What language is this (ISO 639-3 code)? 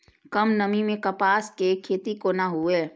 mai